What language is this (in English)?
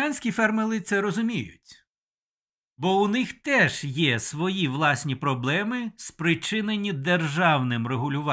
Ukrainian